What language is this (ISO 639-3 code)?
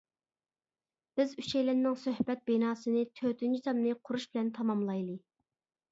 uig